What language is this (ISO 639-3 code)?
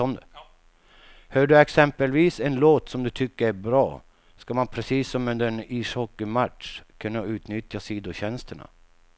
swe